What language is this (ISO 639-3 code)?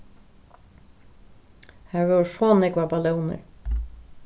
fao